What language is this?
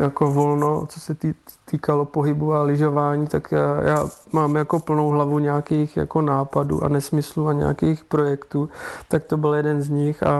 Czech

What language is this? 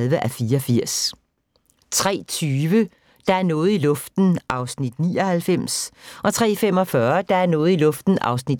Danish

